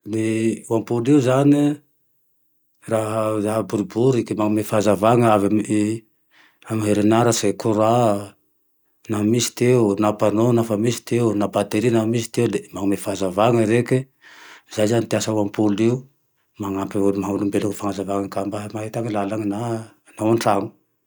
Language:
Tandroy-Mahafaly Malagasy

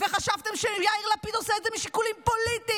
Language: Hebrew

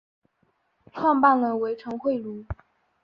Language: Chinese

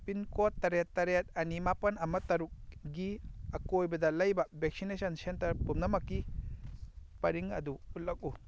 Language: Manipuri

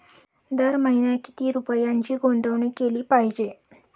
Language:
Marathi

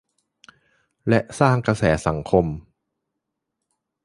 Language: Thai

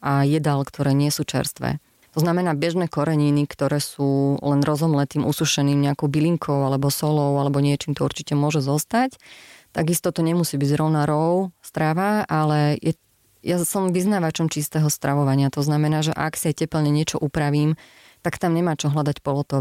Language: Slovak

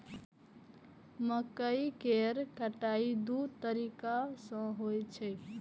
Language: Maithili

